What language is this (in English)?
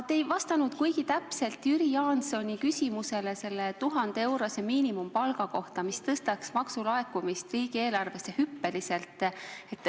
Estonian